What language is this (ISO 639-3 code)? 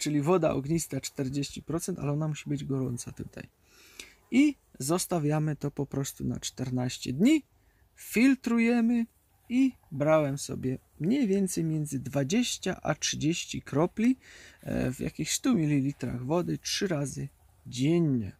pol